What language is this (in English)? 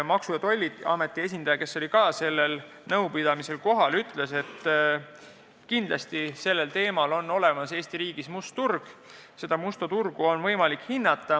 Estonian